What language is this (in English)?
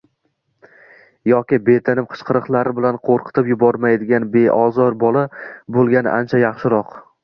Uzbek